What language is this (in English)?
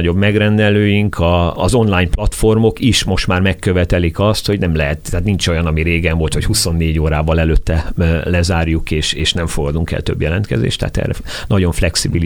Hungarian